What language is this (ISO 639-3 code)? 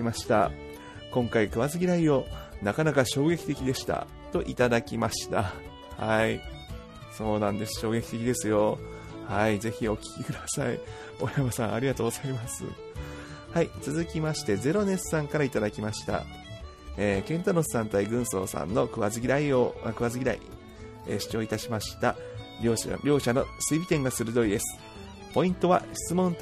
jpn